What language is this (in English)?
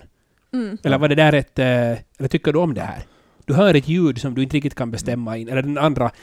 Swedish